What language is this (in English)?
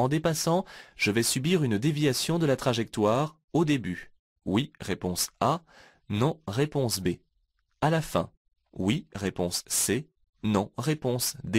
French